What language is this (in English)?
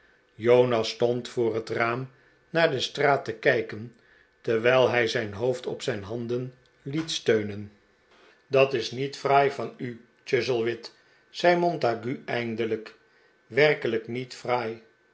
Dutch